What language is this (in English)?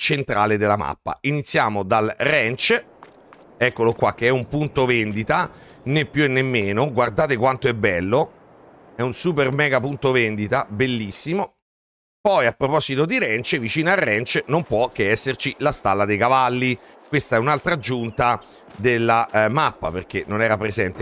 Italian